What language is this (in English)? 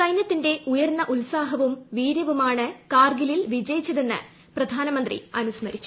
Malayalam